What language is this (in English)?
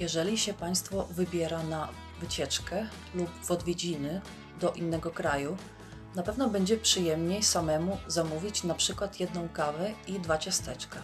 Polish